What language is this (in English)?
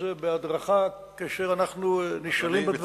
Hebrew